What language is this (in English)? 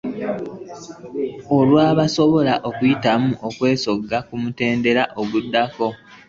Ganda